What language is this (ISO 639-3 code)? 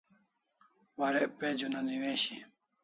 kls